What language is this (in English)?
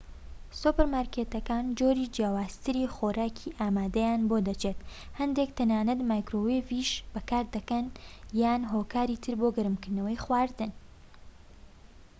Central Kurdish